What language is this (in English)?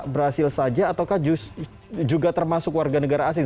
Indonesian